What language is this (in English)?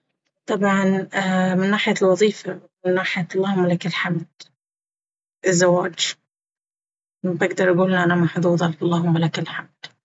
Baharna Arabic